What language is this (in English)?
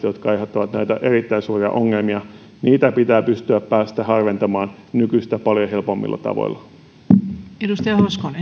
Finnish